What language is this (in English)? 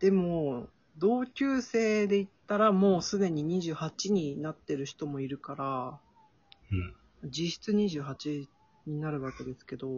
Japanese